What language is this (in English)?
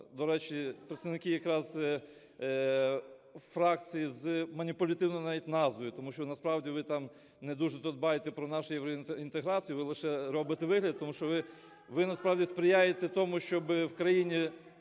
Ukrainian